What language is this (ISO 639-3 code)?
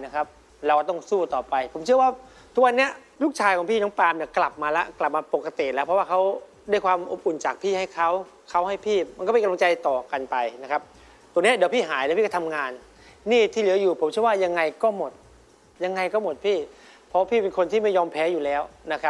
tha